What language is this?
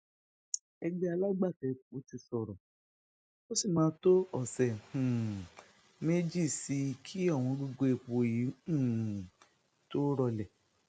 Yoruba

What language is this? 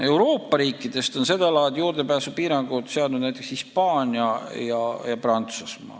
Estonian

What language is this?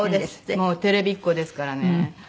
Japanese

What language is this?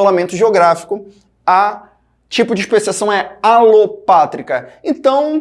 Portuguese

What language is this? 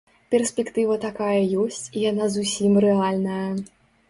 Belarusian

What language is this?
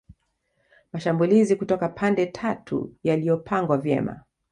Swahili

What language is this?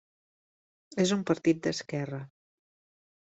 Catalan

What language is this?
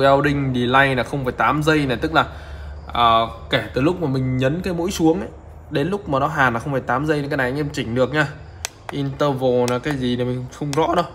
Vietnamese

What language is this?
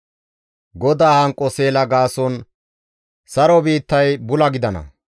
Gamo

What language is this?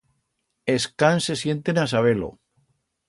Aragonese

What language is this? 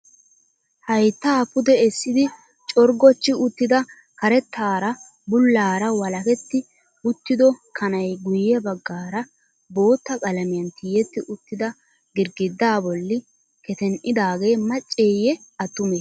Wolaytta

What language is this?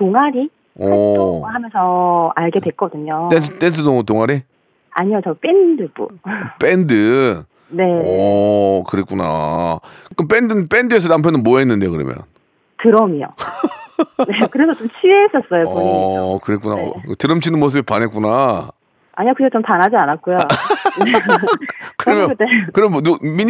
Korean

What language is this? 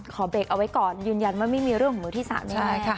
Thai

